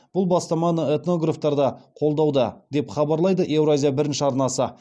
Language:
Kazakh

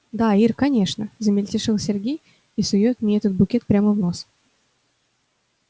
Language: Russian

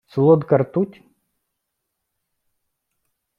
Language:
Ukrainian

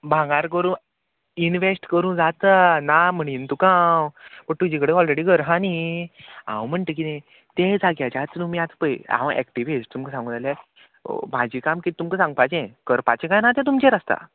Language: Konkani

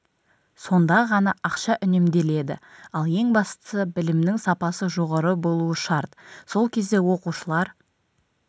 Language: Kazakh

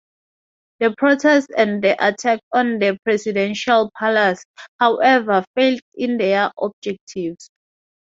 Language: English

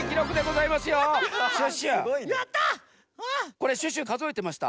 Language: Japanese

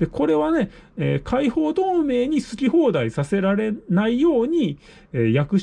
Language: Japanese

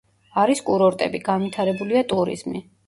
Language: Georgian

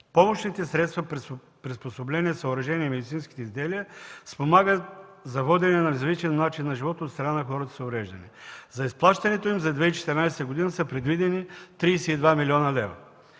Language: Bulgarian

